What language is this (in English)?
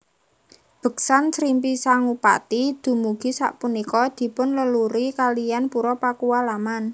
Javanese